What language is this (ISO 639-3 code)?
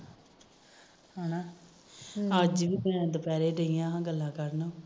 pan